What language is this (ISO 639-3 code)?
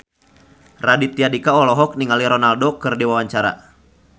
sun